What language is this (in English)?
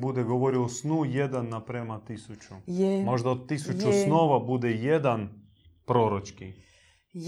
Croatian